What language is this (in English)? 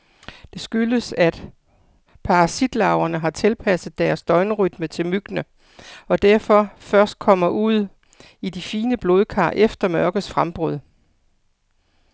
Danish